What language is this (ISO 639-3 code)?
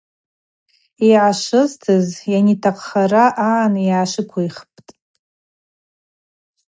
abq